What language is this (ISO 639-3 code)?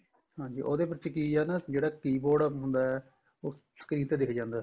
pan